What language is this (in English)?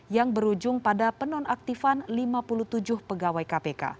Indonesian